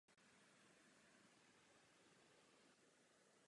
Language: Czech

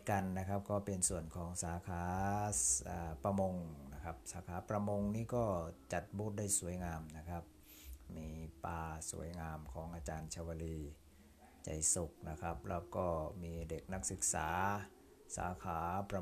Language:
Thai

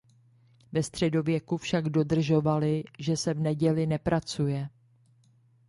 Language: Czech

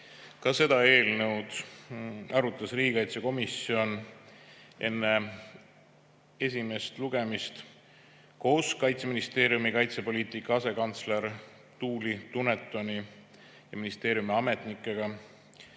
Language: Estonian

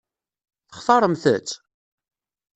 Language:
Kabyle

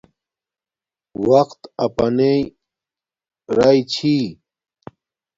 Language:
Domaaki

